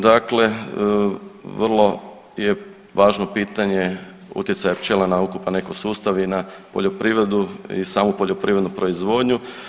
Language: Croatian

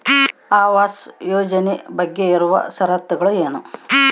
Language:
Kannada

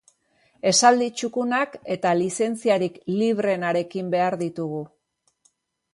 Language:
Basque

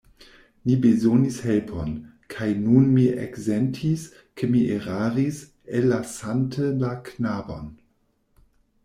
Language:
Esperanto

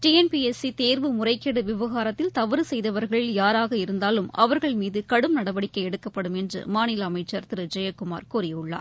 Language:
Tamil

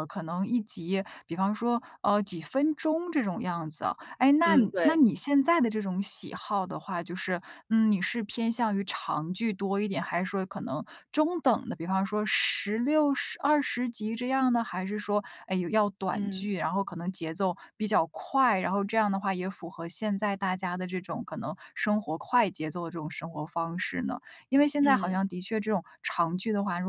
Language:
Chinese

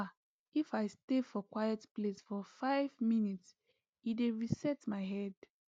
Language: Nigerian Pidgin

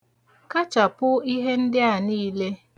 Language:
Igbo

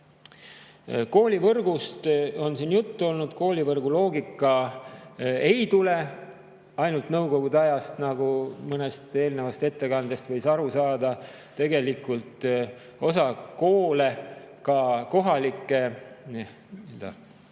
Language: Estonian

